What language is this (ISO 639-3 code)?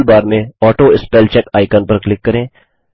hin